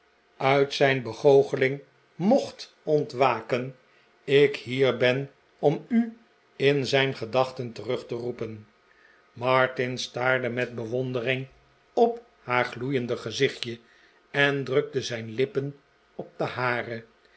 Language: Dutch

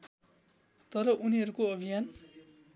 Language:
Nepali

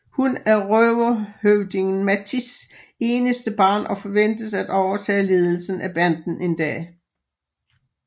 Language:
Danish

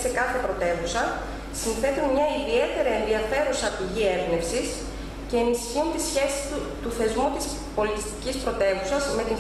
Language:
Greek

